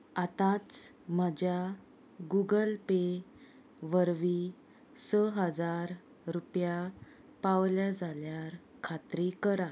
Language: Konkani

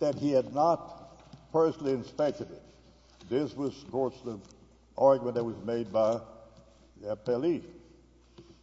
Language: English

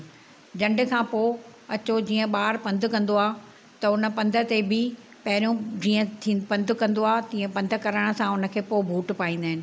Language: Sindhi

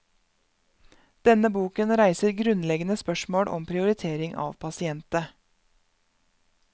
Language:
Norwegian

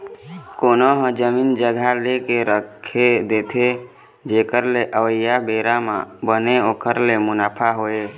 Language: Chhattisgarhi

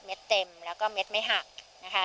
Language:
Thai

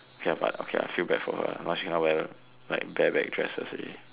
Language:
English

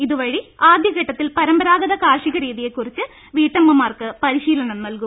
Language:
Malayalam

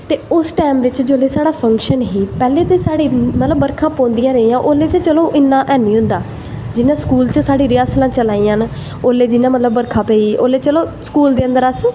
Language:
Dogri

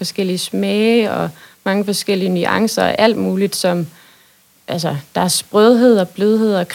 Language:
Danish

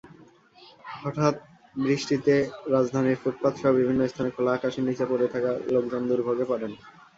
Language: Bangla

